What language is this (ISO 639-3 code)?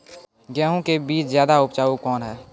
mai